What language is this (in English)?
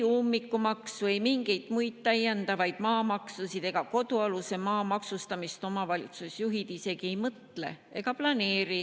Estonian